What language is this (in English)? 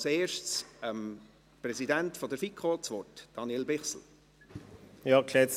Swiss German